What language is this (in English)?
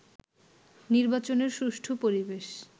Bangla